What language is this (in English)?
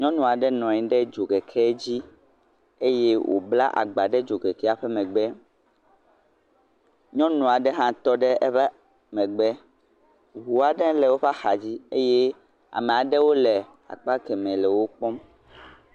Ewe